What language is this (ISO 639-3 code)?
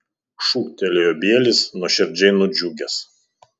lit